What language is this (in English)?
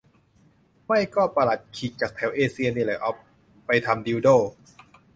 Thai